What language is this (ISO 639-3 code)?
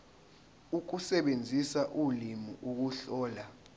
zul